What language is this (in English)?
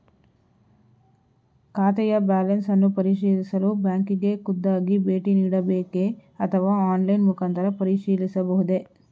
Kannada